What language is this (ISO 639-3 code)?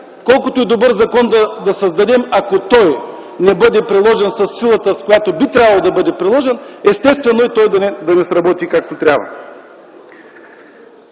bul